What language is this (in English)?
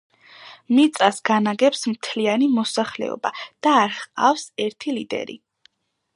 Georgian